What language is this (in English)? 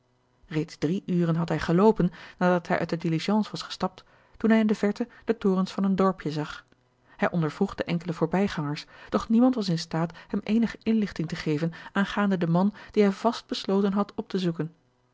Dutch